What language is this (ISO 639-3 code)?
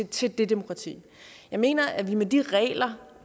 dan